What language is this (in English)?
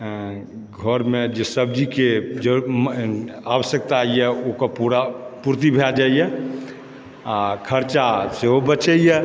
Maithili